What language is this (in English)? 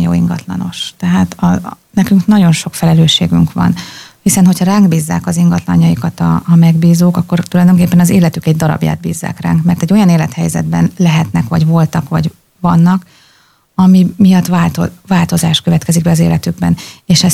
Hungarian